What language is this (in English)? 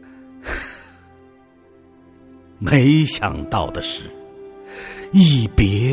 Chinese